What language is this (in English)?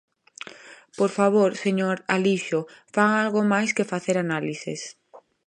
Galician